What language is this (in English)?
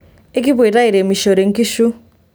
Masai